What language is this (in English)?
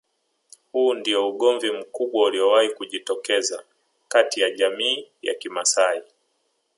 Swahili